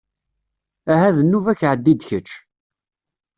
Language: Kabyle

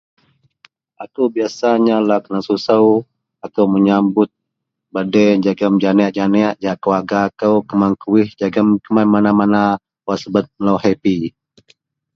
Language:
Central Melanau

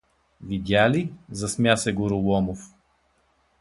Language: Bulgarian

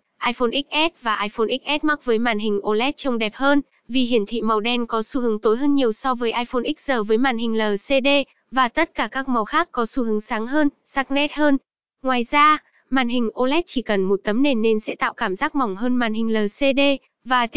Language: Vietnamese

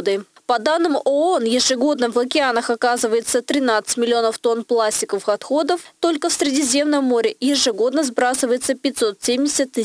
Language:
Russian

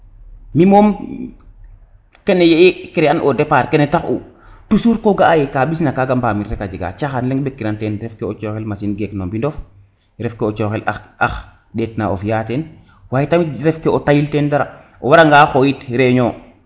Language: Serer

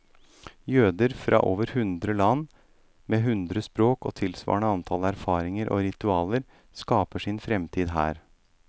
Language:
Norwegian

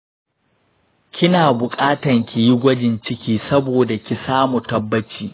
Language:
Hausa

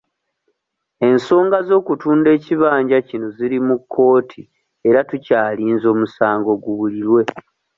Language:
Ganda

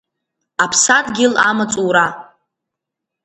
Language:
Abkhazian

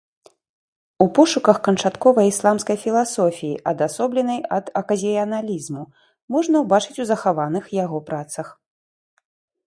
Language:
Belarusian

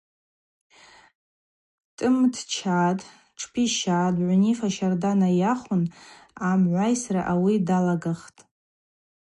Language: Abaza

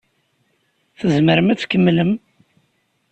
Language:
Kabyle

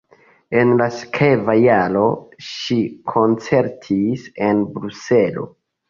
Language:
Esperanto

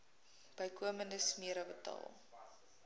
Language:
Afrikaans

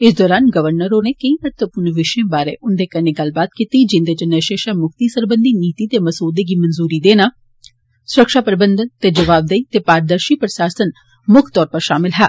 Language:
Dogri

